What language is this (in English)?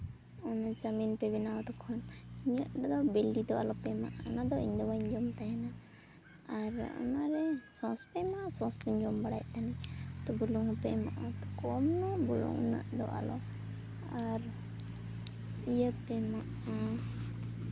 Santali